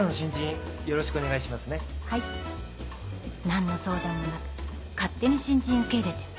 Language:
Japanese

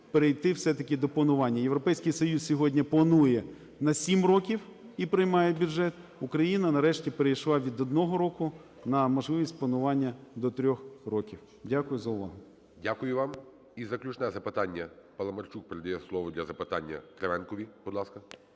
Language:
Ukrainian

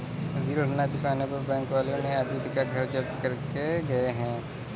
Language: Hindi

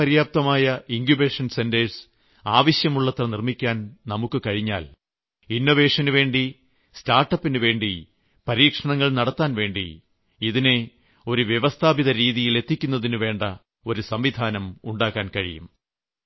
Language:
Malayalam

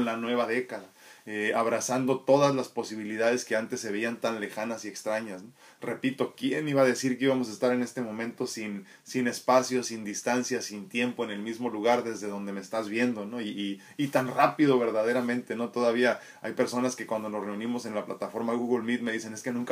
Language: Spanish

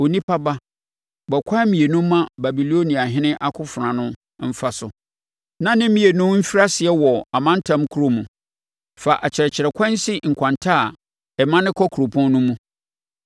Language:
Akan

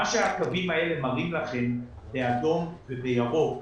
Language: Hebrew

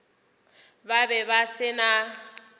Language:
Northern Sotho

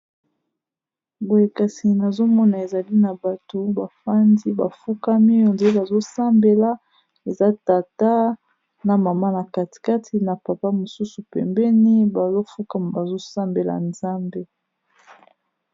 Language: Lingala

